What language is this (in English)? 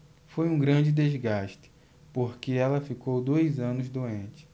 Portuguese